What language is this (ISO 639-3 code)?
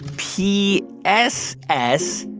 eng